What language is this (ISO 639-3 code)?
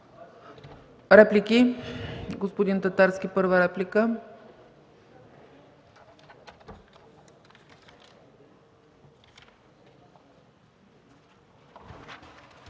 bul